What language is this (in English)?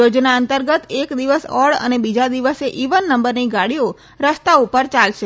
Gujarati